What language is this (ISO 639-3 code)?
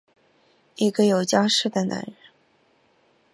zho